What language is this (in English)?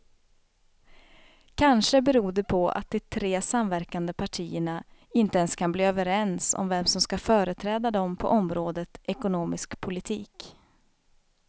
Swedish